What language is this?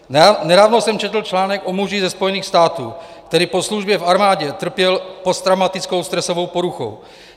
Czech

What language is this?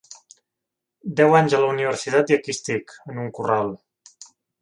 Catalan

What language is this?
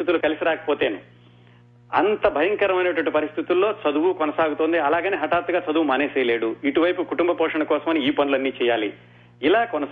Telugu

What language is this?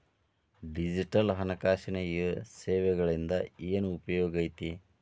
Kannada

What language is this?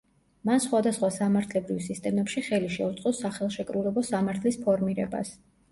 Georgian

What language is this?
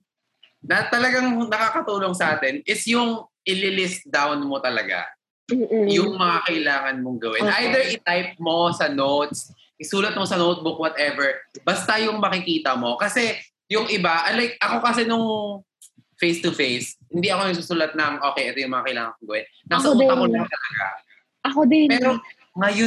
Filipino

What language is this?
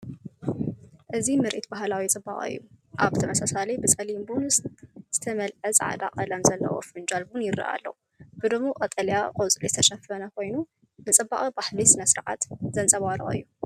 Tigrinya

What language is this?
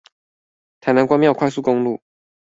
Chinese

